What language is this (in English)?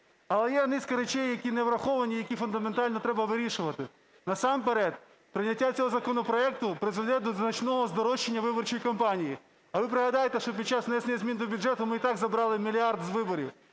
Ukrainian